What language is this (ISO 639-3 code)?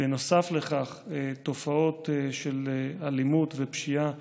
heb